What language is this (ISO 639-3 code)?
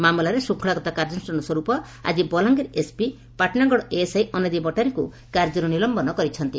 ori